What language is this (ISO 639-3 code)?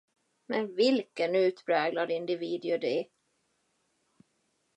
swe